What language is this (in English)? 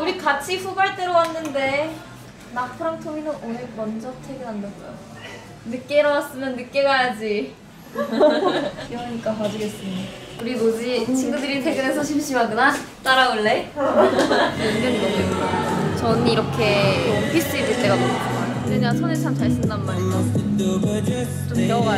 Korean